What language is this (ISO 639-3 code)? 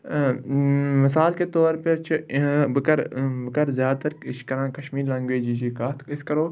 kas